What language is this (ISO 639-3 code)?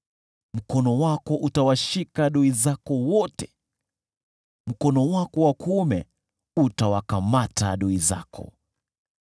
swa